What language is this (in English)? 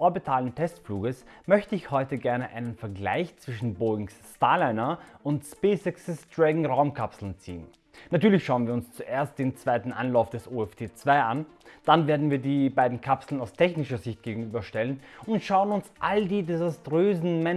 German